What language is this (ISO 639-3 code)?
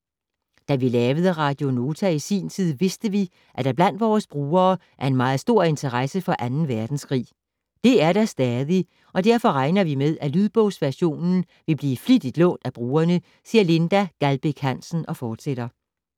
dan